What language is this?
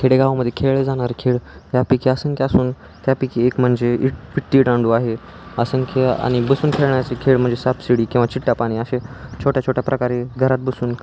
Marathi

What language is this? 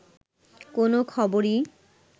Bangla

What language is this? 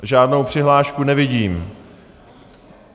Czech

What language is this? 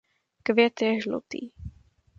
Czech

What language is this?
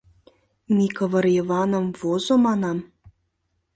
Mari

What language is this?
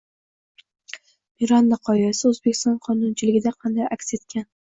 Uzbek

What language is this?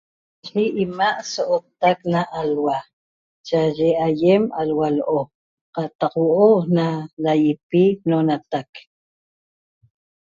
Toba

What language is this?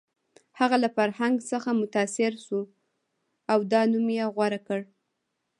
Pashto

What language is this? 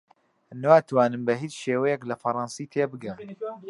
Central Kurdish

